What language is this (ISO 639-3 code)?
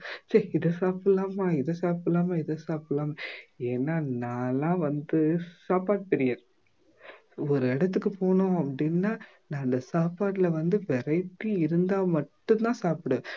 tam